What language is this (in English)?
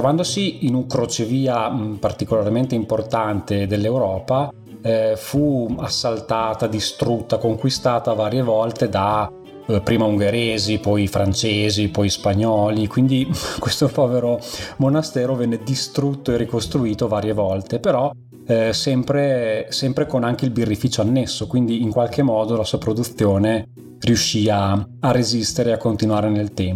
Italian